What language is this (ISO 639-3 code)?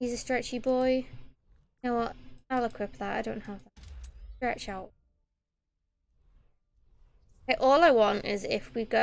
eng